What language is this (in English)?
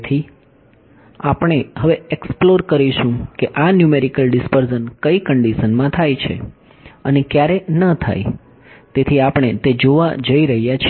Gujarati